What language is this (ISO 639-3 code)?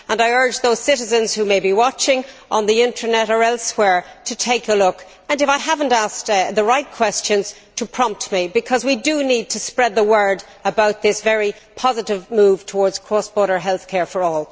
eng